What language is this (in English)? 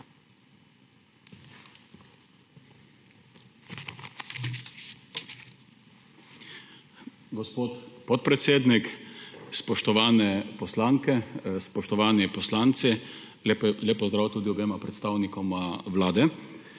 Slovenian